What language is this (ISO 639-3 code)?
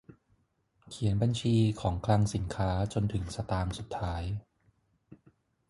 tha